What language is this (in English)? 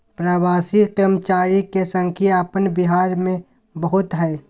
Magahi